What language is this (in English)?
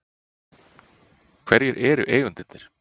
Icelandic